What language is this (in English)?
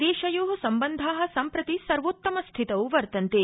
Sanskrit